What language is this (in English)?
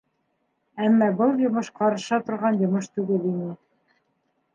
Bashkir